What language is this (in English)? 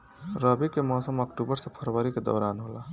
Bhojpuri